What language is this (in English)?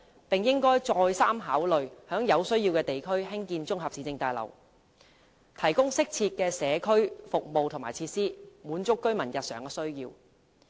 Cantonese